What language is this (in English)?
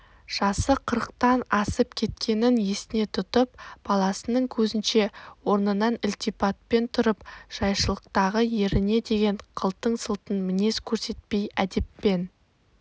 Kazakh